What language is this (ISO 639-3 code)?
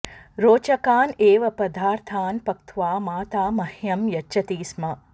san